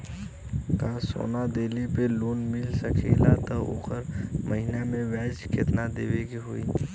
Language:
Bhojpuri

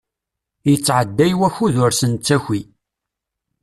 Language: Kabyle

